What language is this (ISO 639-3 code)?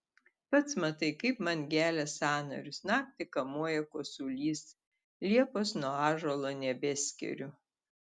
lit